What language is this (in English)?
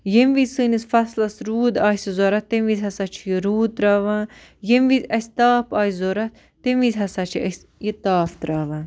Kashmiri